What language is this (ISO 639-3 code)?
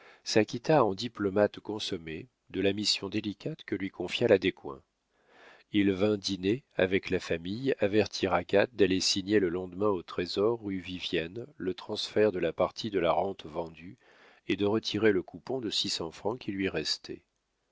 fra